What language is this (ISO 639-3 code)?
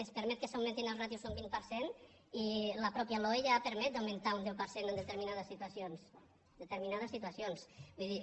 cat